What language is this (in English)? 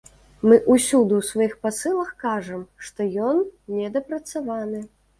Belarusian